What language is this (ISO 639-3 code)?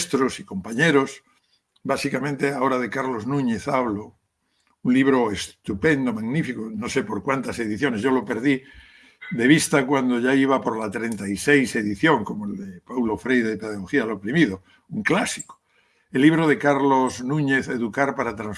spa